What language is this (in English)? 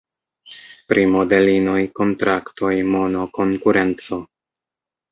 Esperanto